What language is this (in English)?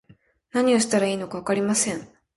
Japanese